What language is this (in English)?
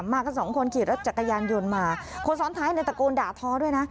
Thai